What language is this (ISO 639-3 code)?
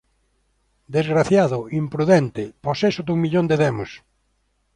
glg